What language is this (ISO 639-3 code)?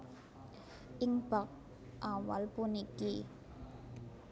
jav